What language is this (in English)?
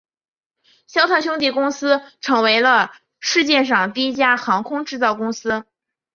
Chinese